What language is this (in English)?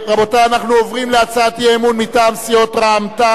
Hebrew